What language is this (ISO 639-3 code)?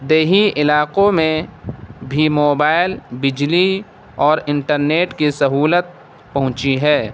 urd